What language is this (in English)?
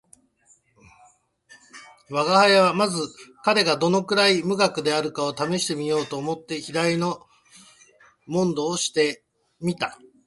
Japanese